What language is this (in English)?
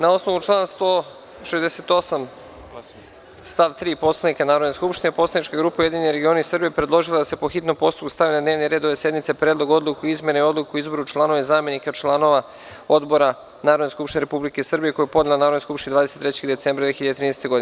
Serbian